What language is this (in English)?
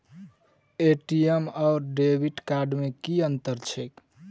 Maithili